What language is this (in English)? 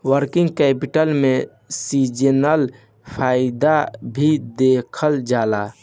Bhojpuri